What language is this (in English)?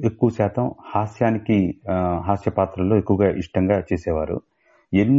Telugu